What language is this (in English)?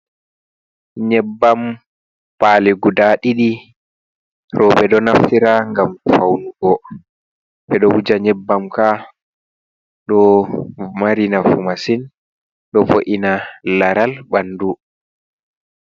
Fula